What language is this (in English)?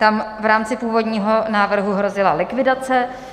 Czech